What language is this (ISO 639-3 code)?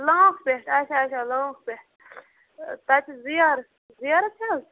kas